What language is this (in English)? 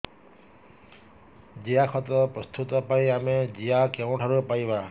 Odia